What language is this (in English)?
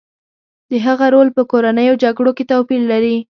Pashto